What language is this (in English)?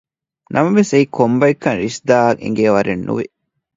Divehi